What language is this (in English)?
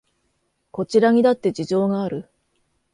Japanese